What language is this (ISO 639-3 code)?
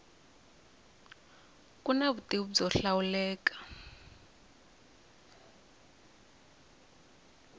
tso